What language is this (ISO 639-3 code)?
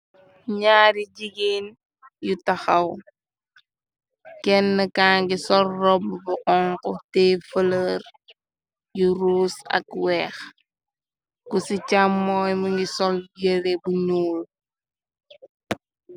wol